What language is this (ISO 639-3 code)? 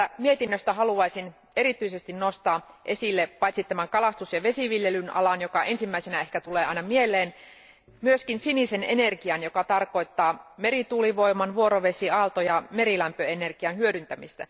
fin